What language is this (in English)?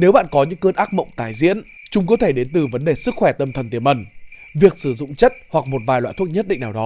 Vietnamese